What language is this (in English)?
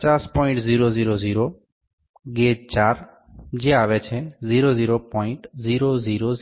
Gujarati